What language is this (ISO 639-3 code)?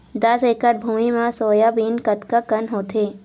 hne